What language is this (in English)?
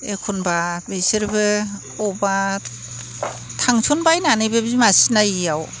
Bodo